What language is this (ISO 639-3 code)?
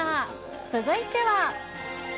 jpn